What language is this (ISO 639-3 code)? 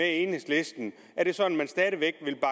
dan